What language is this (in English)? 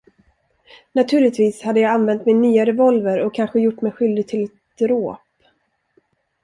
Swedish